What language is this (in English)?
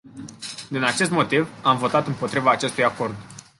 Romanian